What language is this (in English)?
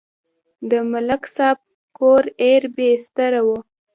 Pashto